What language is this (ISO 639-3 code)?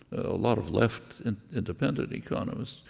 eng